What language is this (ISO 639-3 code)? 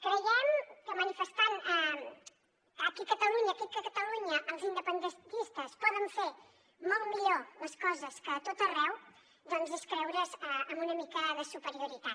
cat